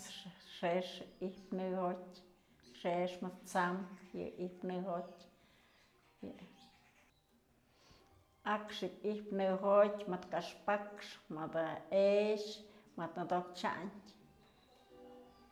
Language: Mazatlán Mixe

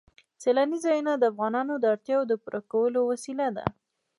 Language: Pashto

